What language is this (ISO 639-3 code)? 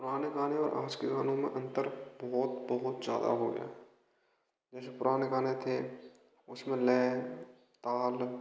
hin